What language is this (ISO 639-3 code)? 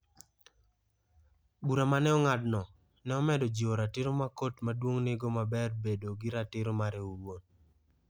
luo